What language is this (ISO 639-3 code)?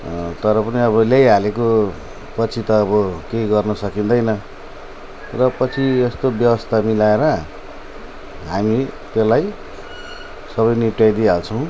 nep